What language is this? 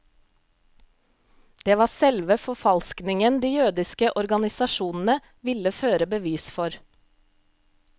Norwegian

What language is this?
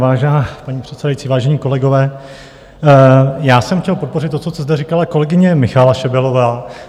Czech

